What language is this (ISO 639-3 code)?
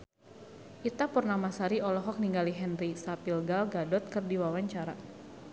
sun